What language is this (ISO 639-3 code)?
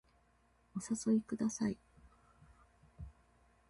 jpn